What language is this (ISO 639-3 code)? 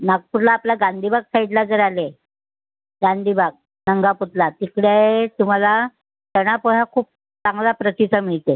mar